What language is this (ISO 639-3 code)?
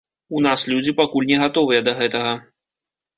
bel